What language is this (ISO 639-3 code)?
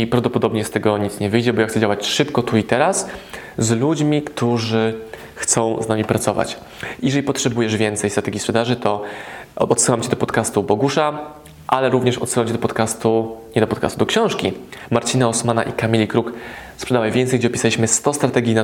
pol